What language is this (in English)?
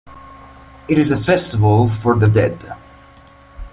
English